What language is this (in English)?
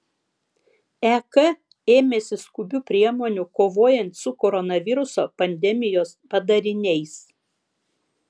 Lithuanian